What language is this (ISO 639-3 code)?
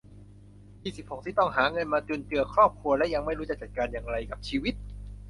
tha